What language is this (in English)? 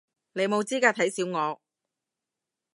Cantonese